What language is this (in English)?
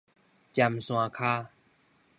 Min Nan Chinese